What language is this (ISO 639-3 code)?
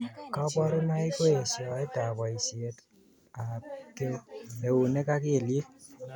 kln